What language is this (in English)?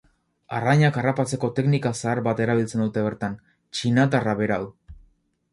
Basque